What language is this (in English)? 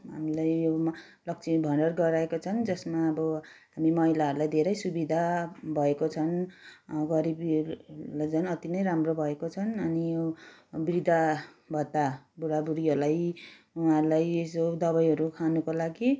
Nepali